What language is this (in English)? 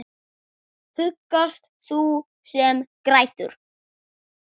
Icelandic